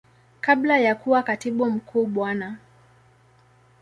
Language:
Swahili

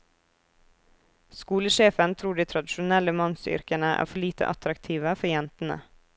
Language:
Norwegian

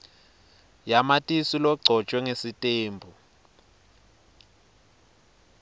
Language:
Swati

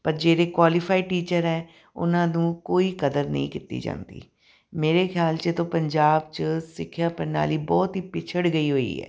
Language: Punjabi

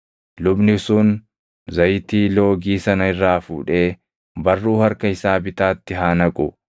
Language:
Oromo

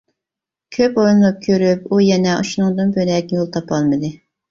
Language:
Uyghur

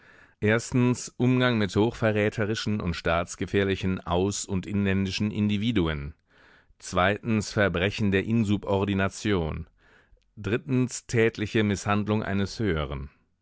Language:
German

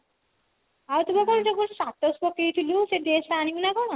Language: Odia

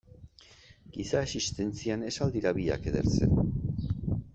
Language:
Basque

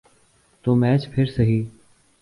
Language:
Urdu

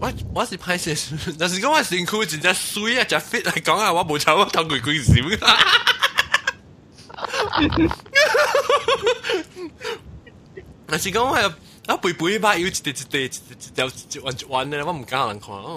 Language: Chinese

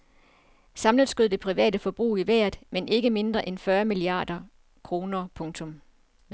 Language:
Danish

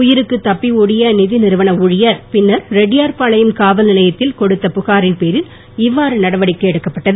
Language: Tamil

